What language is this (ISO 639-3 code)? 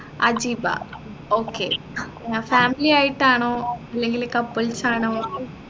mal